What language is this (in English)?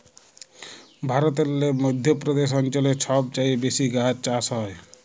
Bangla